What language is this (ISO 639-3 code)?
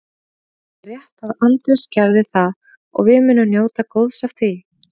isl